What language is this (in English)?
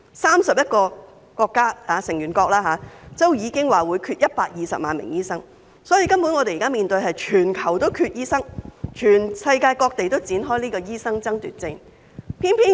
Cantonese